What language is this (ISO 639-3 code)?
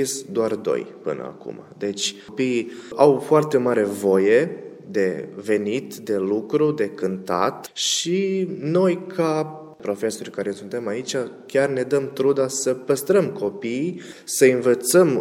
ron